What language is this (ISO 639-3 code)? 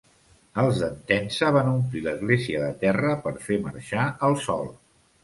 cat